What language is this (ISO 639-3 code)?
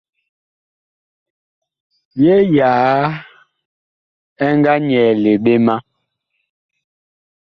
bkh